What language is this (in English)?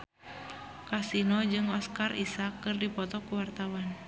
Sundanese